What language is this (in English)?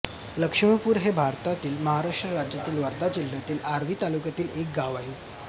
Marathi